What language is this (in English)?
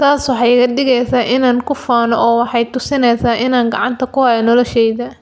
Somali